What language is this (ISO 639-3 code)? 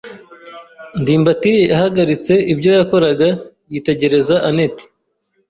kin